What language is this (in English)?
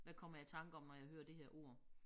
Danish